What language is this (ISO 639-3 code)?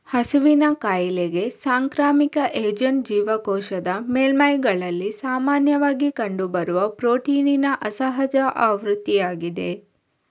kan